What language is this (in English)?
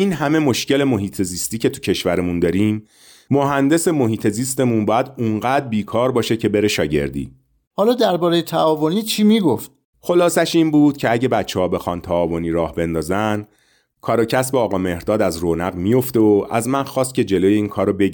Persian